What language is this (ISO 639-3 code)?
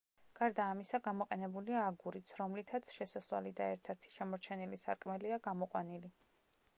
kat